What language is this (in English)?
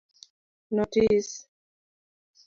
Luo (Kenya and Tanzania)